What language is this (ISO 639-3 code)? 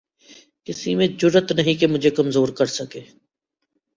urd